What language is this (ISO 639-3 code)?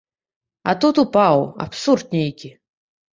bel